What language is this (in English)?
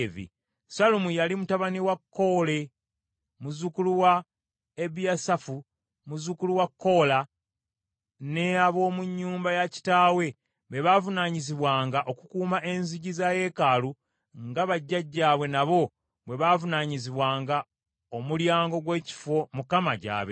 Ganda